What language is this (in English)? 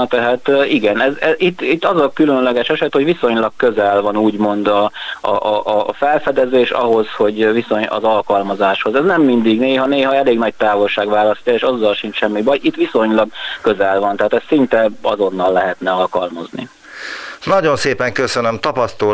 Hungarian